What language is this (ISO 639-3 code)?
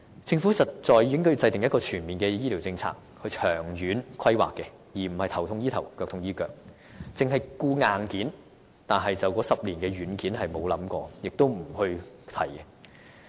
yue